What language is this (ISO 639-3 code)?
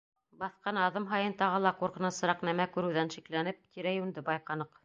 bak